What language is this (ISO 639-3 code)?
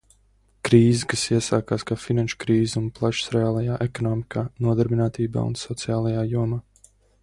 lav